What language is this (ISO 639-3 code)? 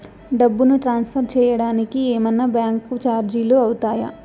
tel